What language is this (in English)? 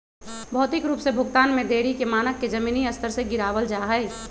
Magahi